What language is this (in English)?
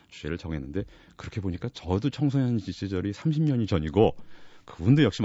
Korean